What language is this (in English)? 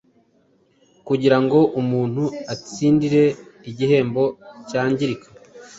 Kinyarwanda